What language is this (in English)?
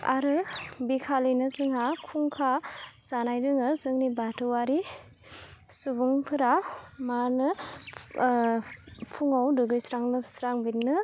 Bodo